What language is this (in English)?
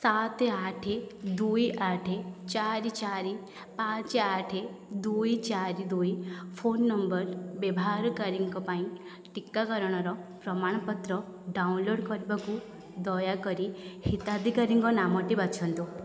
Odia